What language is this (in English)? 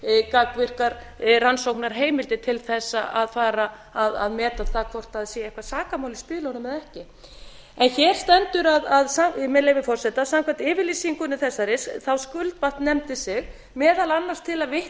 Icelandic